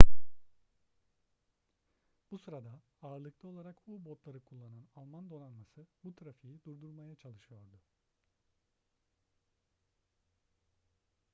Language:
Turkish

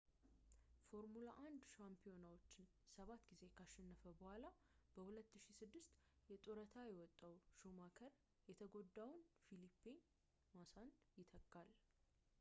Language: Amharic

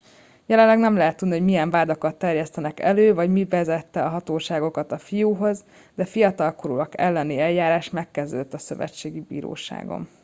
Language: Hungarian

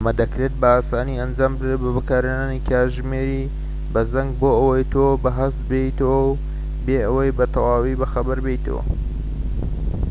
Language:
Central Kurdish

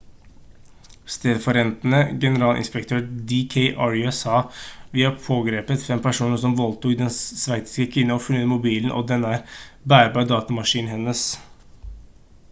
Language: Norwegian Bokmål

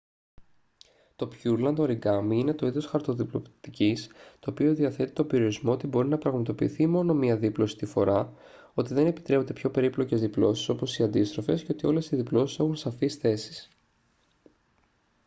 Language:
Greek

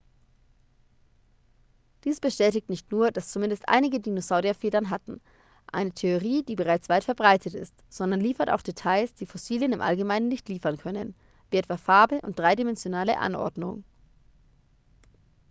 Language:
German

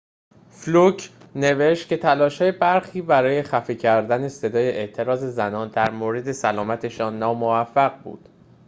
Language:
Persian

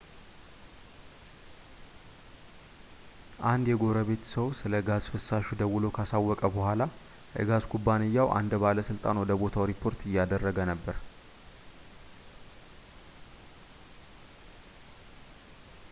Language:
Amharic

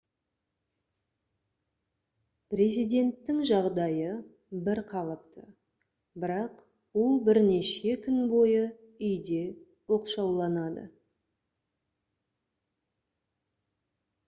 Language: Kazakh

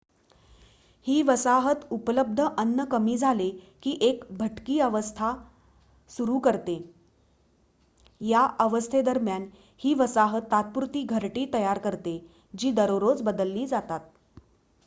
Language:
Marathi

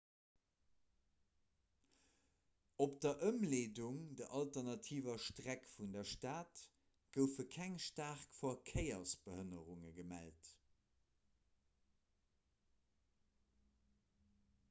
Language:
Luxembourgish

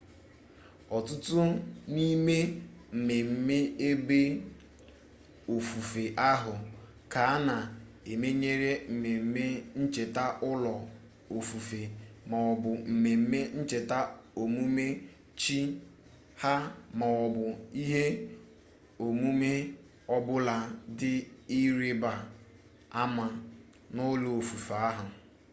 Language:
Igbo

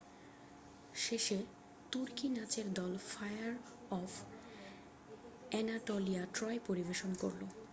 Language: Bangla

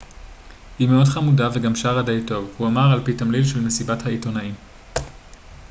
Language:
Hebrew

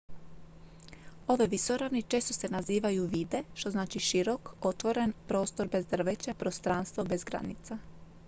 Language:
Croatian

